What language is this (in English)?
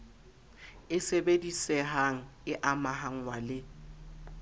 Southern Sotho